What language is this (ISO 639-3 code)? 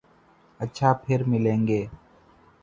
urd